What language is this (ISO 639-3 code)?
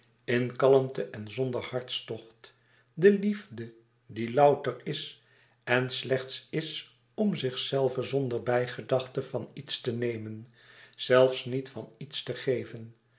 nld